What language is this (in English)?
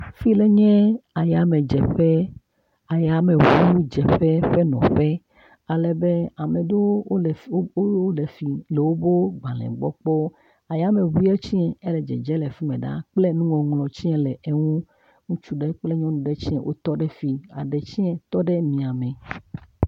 Ewe